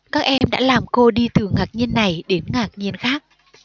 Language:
Vietnamese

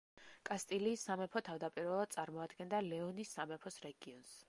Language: Georgian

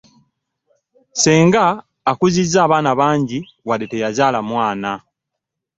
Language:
Ganda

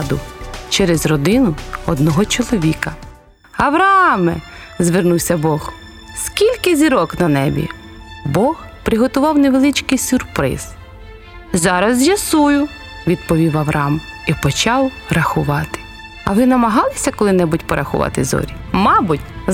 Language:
Ukrainian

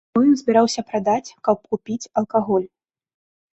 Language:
Belarusian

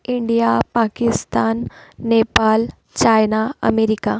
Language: Marathi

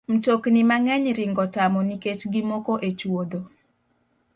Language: Luo (Kenya and Tanzania)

